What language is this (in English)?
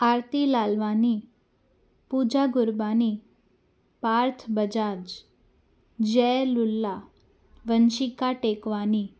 Sindhi